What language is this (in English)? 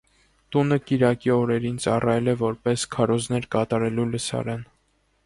Armenian